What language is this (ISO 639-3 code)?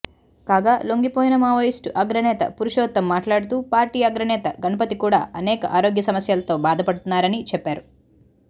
tel